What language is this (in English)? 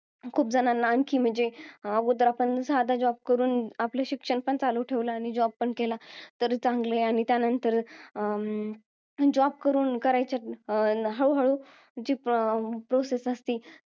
Marathi